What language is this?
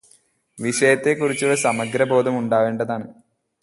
Malayalam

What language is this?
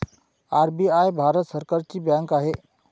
Marathi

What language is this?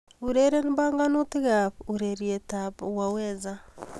Kalenjin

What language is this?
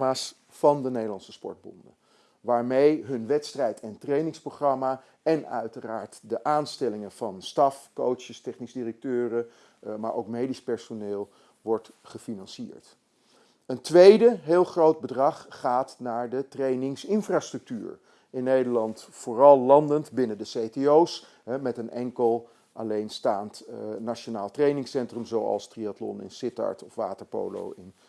Dutch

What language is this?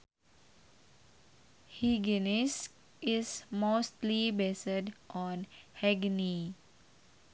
Sundanese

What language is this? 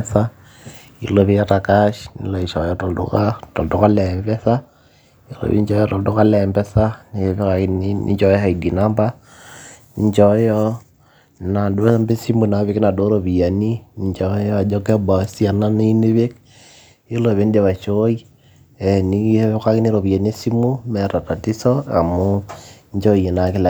Masai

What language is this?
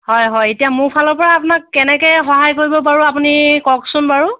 Assamese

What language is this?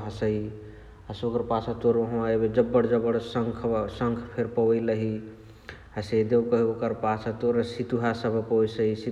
Chitwania Tharu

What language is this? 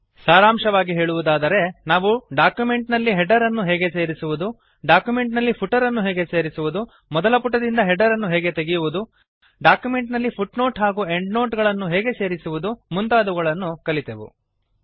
Kannada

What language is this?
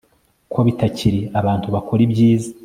Kinyarwanda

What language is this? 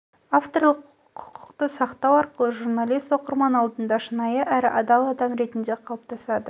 Kazakh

